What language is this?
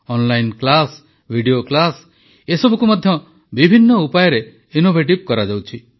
Odia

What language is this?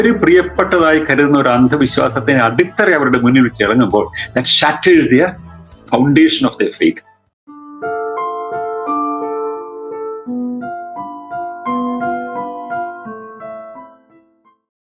Malayalam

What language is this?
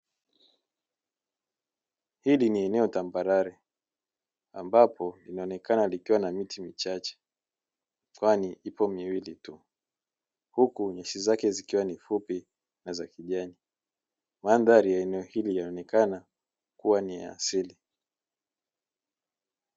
Swahili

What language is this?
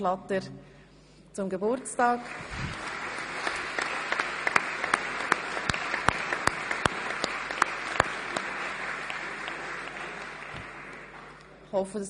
Swiss German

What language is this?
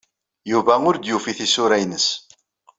Kabyle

